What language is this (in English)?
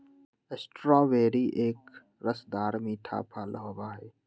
Magahi